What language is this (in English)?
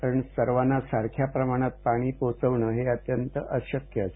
Marathi